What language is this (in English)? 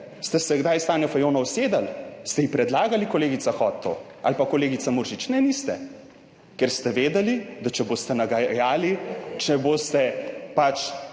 Slovenian